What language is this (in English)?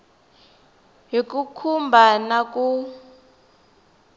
Tsonga